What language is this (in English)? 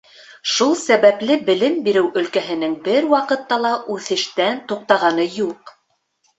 Bashkir